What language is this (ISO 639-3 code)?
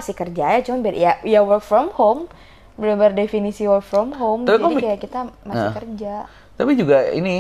ind